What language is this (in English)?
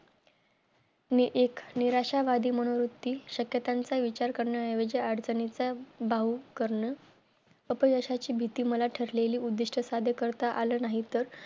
Marathi